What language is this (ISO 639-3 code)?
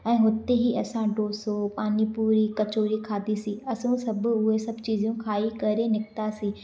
snd